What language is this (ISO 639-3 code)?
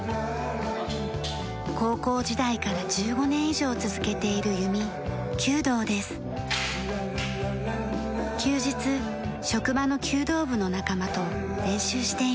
jpn